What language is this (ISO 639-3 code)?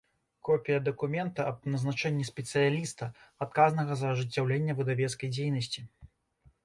bel